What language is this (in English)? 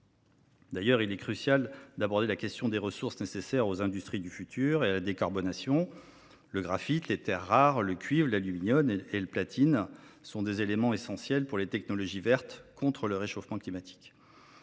French